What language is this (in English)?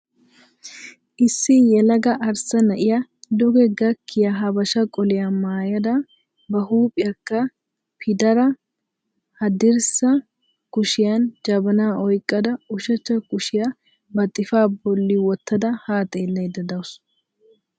Wolaytta